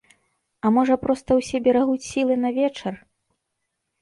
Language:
Belarusian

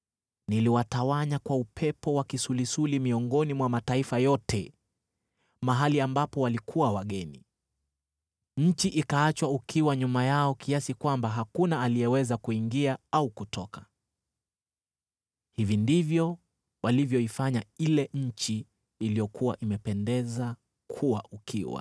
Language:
Swahili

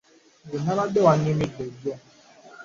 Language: Ganda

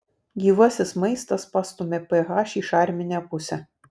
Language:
Lithuanian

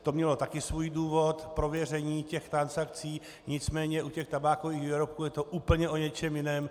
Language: Czech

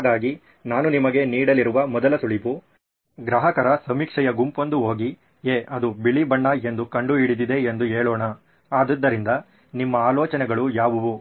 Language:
Kannada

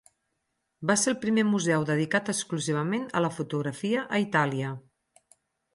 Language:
Catalan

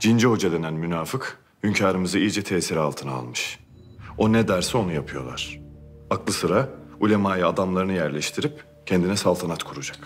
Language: Turkish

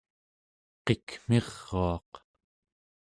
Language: Central Yupik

